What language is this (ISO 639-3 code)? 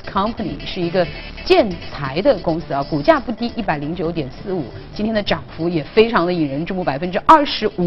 zho